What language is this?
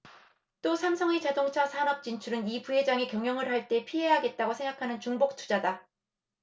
Korean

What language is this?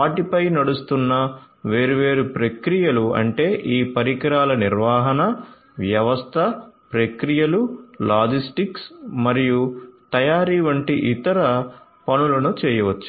Telugu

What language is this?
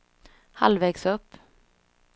Swedish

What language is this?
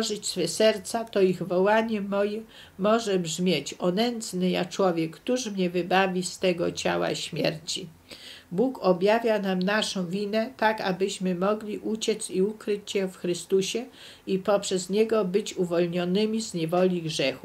Polish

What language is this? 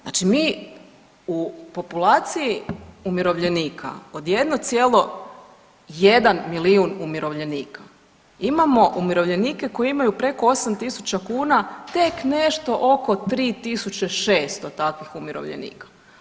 Croatian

